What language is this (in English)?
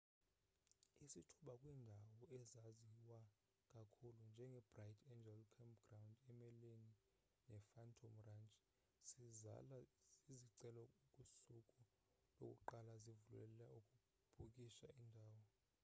Xhosa